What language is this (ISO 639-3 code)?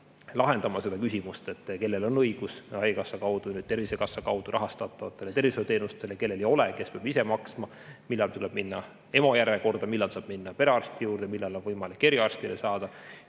est